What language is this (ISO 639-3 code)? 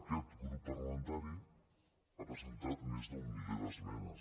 cat